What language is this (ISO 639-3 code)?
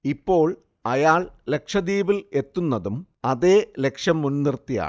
mal